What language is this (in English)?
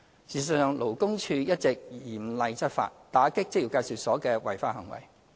Cantonese